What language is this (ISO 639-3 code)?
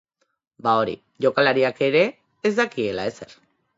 eus